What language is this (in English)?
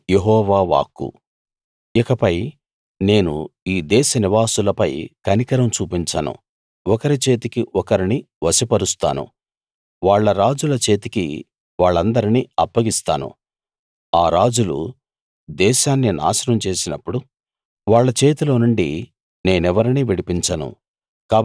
Telugu